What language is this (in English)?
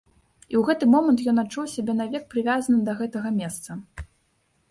Belarusian